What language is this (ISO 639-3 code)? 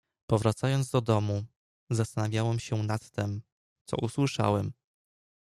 pol